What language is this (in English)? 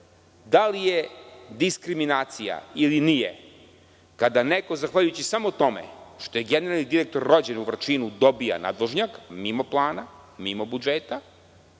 Serbian